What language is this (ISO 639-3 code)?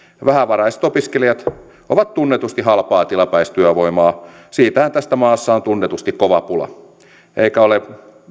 fin